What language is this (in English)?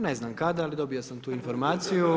Croatian